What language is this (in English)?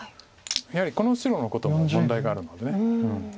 Japanese